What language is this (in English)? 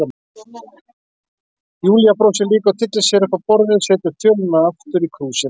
Icelandic